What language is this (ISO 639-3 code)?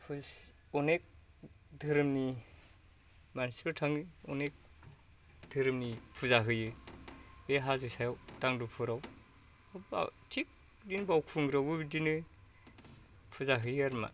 brx